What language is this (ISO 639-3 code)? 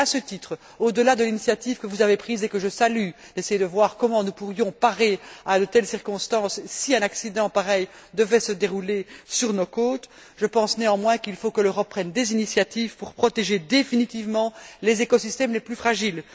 fra